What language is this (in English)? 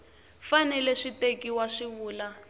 Tsonga